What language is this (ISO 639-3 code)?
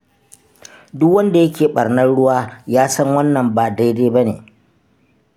hau